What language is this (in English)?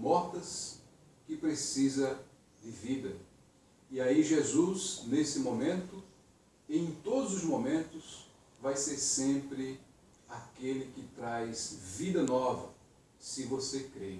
Portuguese